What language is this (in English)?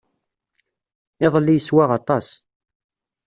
Kabyle